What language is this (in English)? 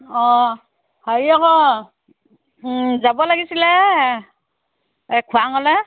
Assamese